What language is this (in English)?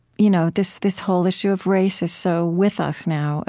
English